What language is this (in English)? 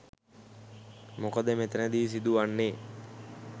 Sinhala